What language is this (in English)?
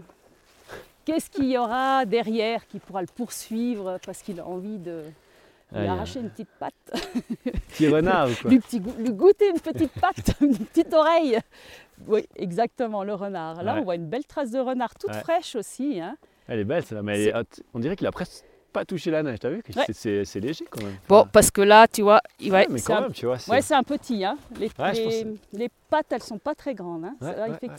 French